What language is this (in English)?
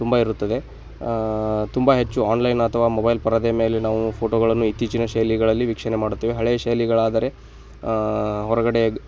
Kannada